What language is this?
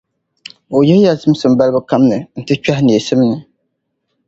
Dagbani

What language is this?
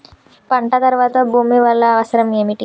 Telugu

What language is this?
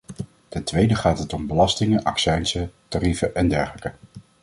Dutch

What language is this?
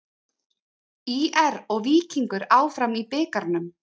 Icelandic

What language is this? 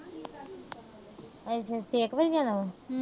Punjabi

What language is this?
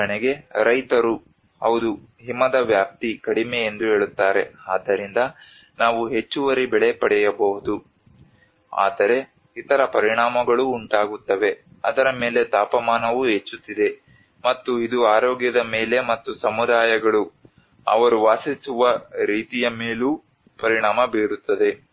Kannada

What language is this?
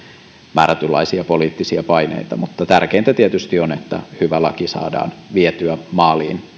Finnish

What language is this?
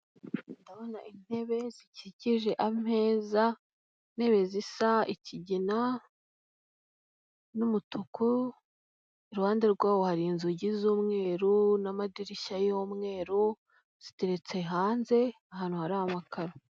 Kinyarwanda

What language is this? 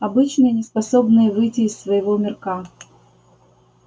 Russian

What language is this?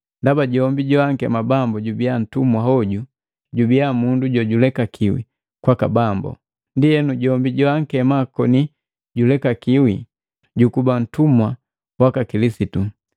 Matengo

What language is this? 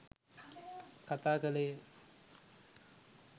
Sinhala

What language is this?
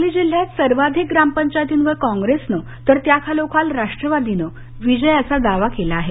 Marathi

